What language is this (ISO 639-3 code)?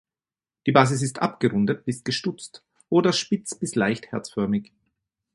deu